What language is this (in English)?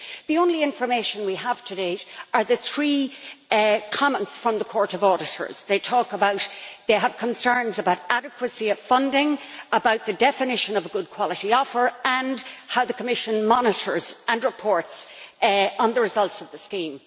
English